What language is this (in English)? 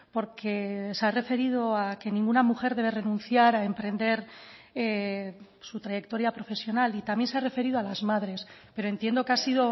Spanish